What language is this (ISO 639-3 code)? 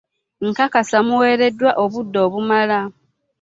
lug